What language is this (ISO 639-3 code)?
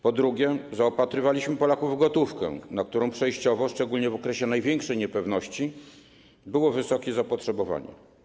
pol